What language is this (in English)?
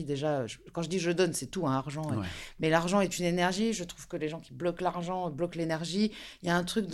French